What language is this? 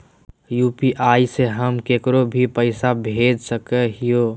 Magahi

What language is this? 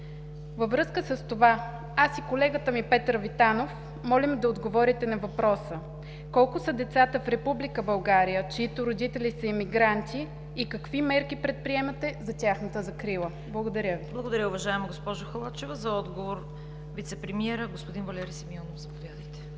Bulgarian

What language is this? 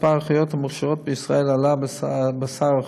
Hebrew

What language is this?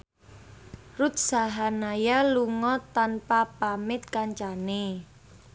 Javanese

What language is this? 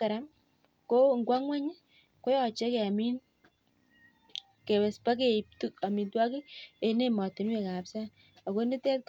Kalenjin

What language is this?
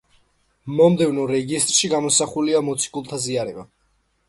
Georgian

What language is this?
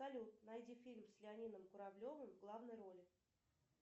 Russian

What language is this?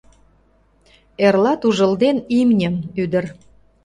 Mari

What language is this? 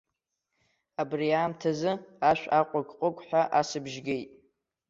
Abkhazian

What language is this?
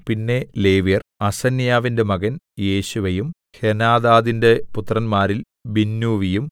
Malayalam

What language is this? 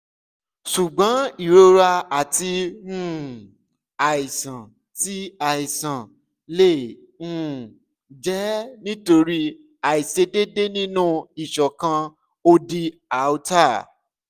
Yoruba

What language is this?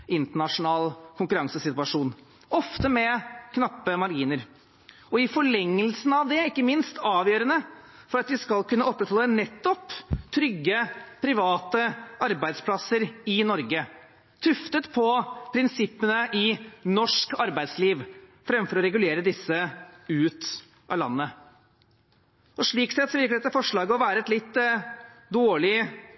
Norwegian Bokmål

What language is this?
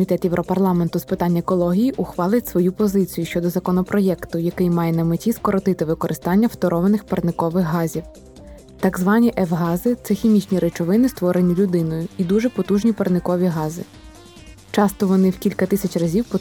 Ukrainian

